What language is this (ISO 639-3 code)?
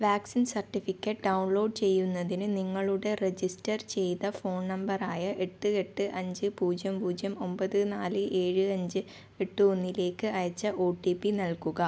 mal